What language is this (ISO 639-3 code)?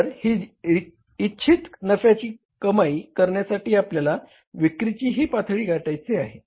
mar